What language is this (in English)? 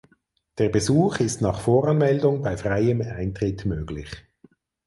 German